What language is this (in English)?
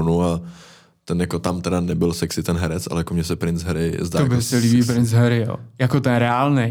Czech